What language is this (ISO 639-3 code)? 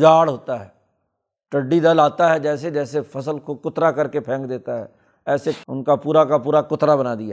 urd